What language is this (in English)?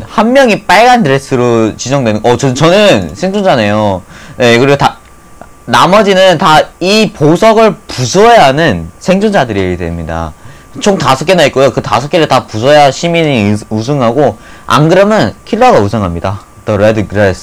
Korean